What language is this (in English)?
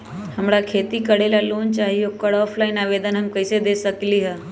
Magahi